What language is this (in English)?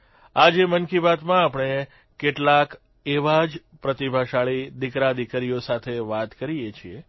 Gujarati